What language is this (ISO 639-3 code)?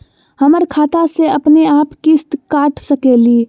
mag